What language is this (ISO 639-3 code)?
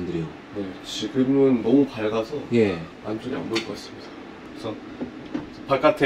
kor